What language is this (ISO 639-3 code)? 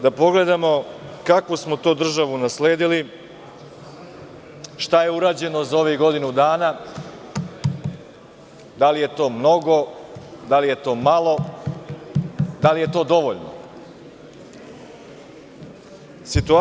srp